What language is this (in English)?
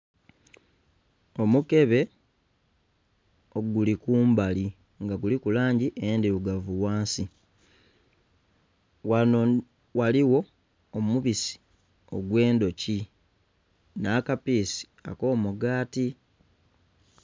Soga